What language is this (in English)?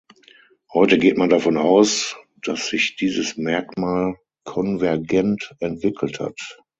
German